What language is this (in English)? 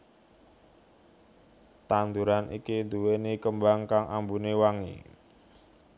Javanese